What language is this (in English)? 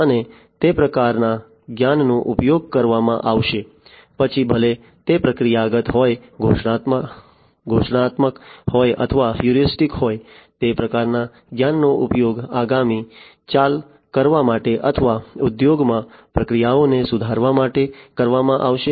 Gujarati